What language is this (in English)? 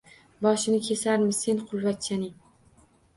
Uzbek